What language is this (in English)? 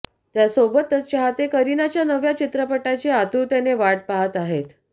Marathi